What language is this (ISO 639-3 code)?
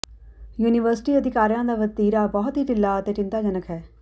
pan